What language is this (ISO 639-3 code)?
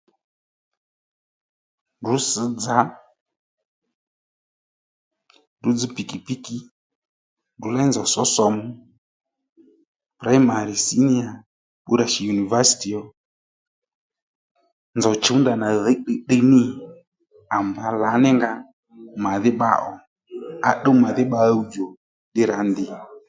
led